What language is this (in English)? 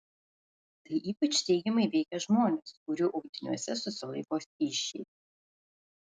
Lithuanian